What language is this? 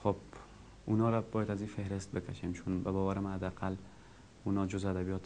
Persian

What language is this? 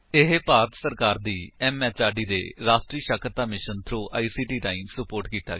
Punjabi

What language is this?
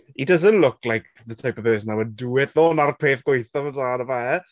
Welsh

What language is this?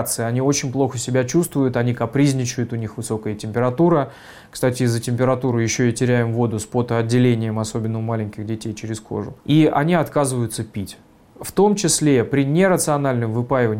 Russian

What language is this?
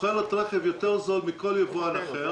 Hebrew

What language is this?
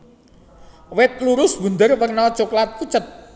Javanese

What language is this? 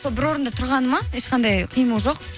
Kazakh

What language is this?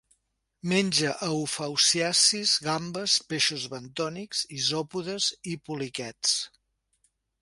Catalan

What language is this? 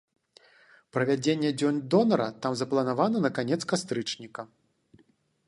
Belarusian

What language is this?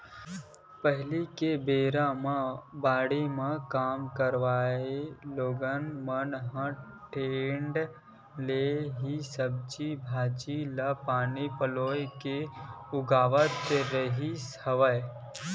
Chhattisgarhi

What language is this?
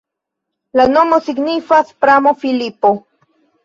Esperanto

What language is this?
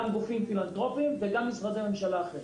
Hebrew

